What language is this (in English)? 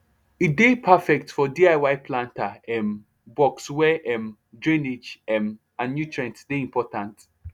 Nigerian Pidgin